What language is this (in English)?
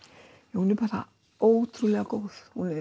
Icelandic